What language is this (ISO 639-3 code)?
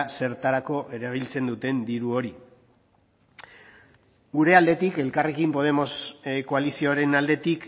eus